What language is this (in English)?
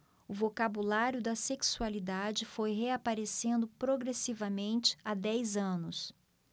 Portuguese